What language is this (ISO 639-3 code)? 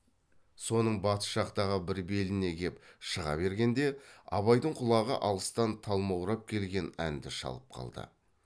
kaz